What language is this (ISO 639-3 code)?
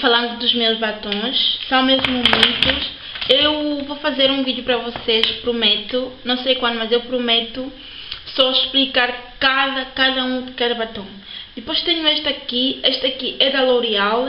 por